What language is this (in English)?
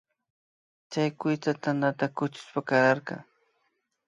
Imbabura Highland Quichua